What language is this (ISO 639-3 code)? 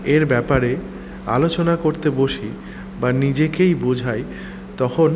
ben